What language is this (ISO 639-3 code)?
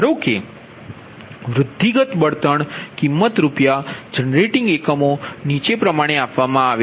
guj